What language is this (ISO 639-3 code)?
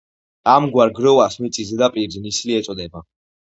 kat